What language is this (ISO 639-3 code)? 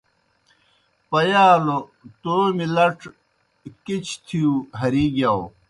plk